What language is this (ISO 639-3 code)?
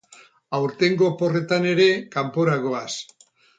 eus